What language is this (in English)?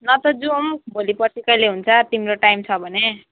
Nepali